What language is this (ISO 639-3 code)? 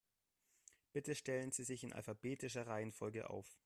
deu